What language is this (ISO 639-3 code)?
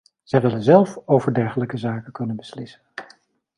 nld